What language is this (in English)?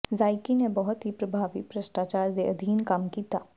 Punjabi